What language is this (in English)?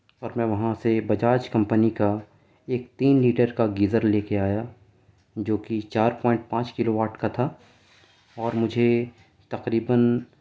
Urdu